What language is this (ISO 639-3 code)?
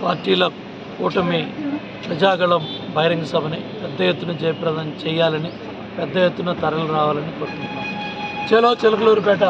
tel